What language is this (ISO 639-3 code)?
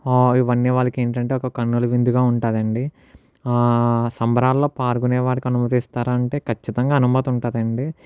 tel